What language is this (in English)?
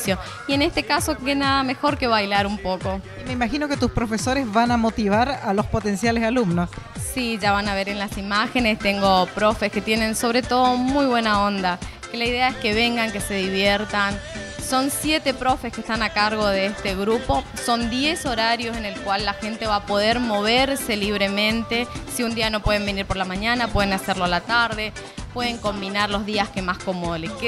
Spanish